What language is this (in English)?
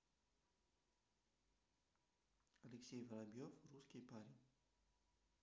Russian